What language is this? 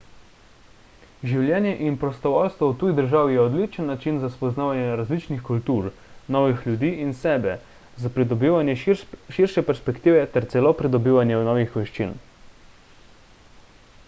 Slovenian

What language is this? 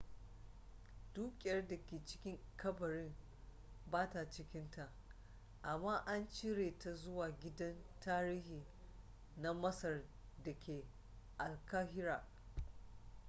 Hausa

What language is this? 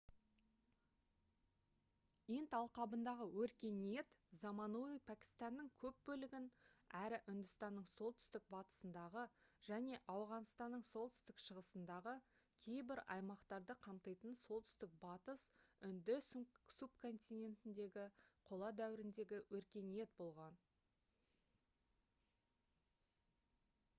Kazakh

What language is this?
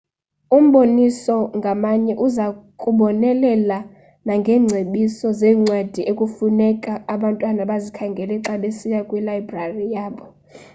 Xhosa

